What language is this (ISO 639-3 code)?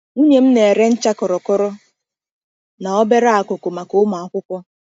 ibo